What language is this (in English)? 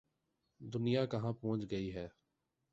Urdu